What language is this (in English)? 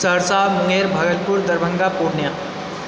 Maithili